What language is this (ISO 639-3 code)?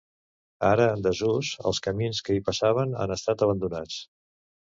cat